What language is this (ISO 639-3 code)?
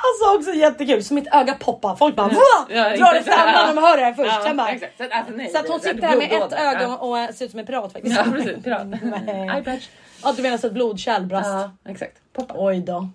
swe